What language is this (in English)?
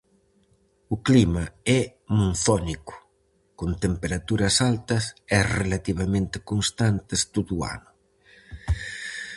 Galician